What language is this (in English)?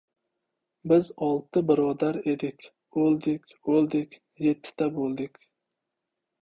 Uzbek